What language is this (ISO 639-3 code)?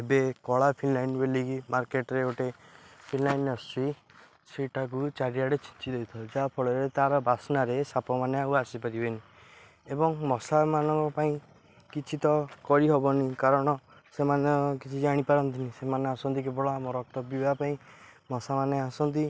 ori